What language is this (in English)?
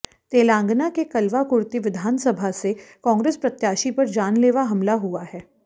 Hindi